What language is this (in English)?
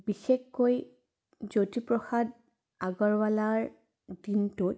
Assamese